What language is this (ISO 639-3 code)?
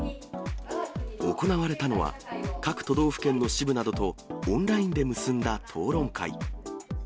jpn